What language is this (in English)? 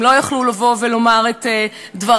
Hebrew